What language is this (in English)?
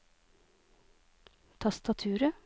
Norwegian